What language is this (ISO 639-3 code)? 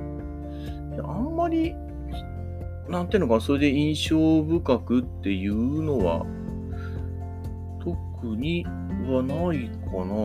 jpn